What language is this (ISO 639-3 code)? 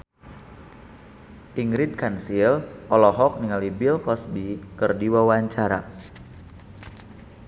sun